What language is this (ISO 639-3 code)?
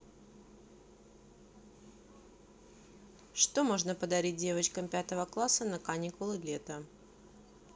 rus